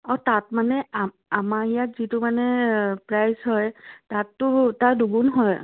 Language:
Assamese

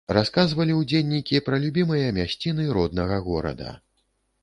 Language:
Belarusian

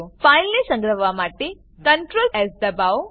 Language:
Gujarati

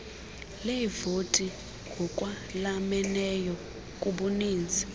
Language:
Xhosa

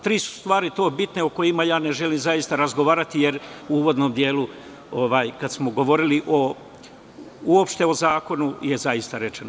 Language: Serbian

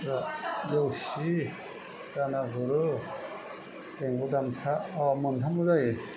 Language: Bodo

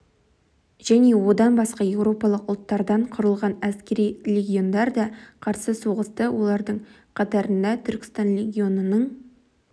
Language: Kazakh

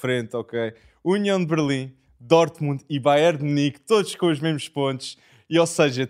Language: Portuguese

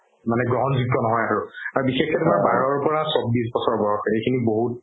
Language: Assamese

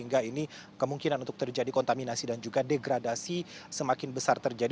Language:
Indonesian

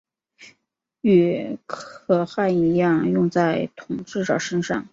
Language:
Chinese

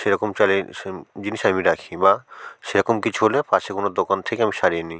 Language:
Bangla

